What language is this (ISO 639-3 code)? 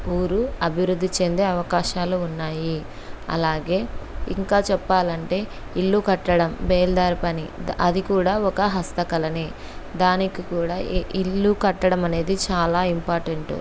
tel